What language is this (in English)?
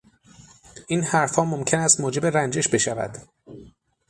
Persian